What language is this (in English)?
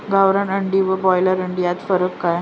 Marathi